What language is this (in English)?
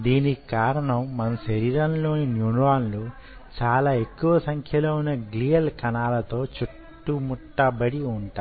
Telugu